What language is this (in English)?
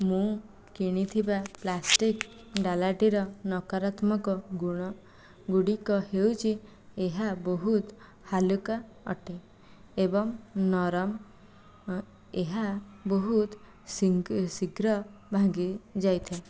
Odia